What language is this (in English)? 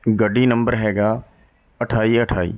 Punjabi